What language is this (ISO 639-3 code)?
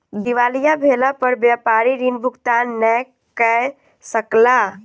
mai